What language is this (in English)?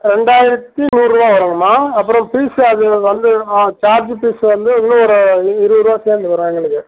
Tamil